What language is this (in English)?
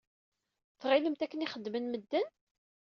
Kabyle